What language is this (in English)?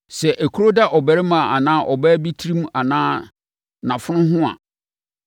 Akan